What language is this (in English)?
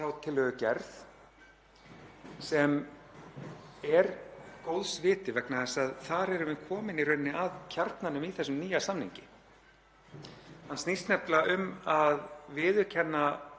Icelandic